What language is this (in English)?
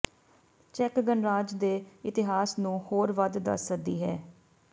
Punjabi